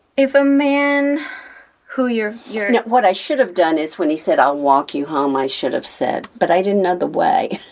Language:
English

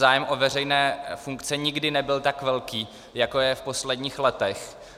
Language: Czech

